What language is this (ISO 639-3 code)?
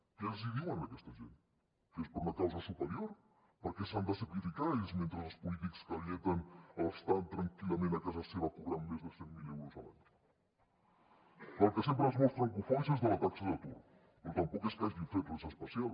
cat